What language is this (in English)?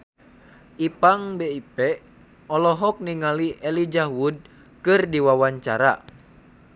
Sundanese